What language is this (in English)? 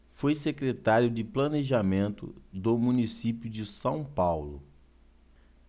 Portuguese